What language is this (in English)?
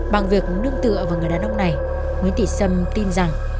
Vietnamese